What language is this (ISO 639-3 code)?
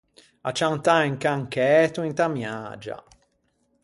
lij